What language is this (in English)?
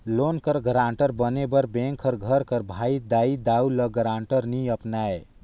Chhattisgarhi